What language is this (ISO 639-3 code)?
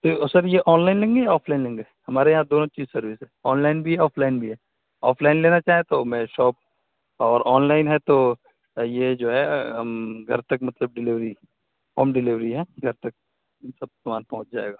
urd